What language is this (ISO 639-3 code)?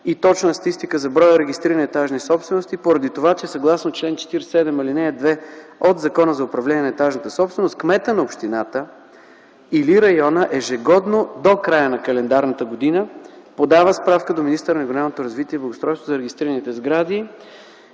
bul